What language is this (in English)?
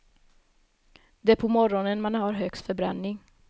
Swedish